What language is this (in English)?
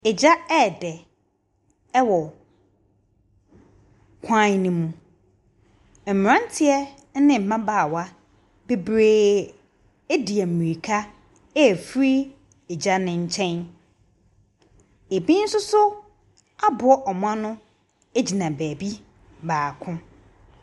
Akan